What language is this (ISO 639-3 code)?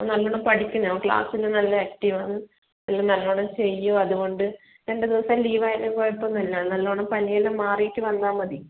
mal